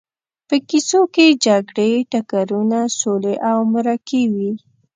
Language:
Pashto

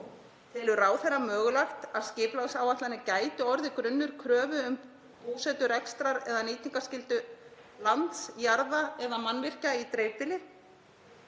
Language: Icelandic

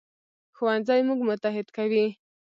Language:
Pashto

